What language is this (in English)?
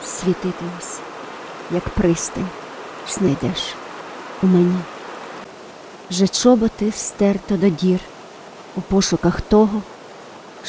Ukrainian